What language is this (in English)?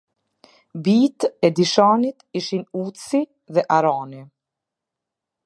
Albanian